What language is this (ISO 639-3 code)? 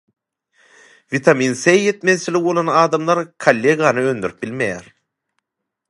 tuk